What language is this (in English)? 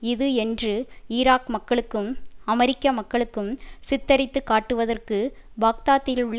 Tamil